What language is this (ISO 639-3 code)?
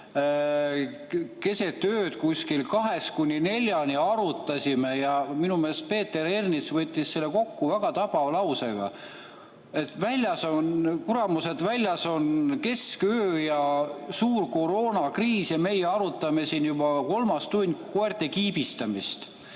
est